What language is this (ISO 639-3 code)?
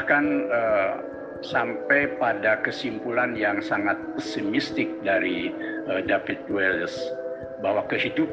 ind